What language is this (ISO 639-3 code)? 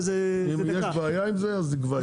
heb